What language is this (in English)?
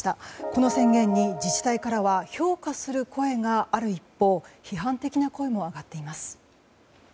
Japanese